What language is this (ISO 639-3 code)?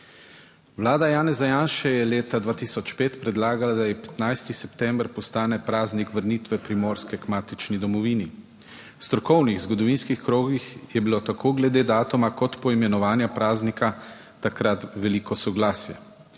slv